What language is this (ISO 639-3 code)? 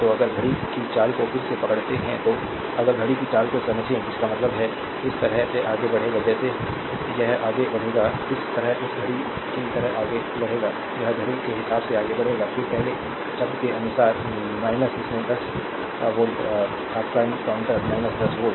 hin